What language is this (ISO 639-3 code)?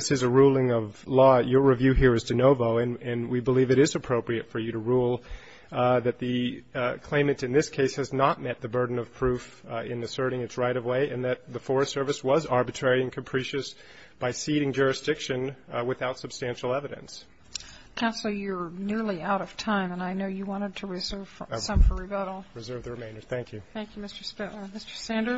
eng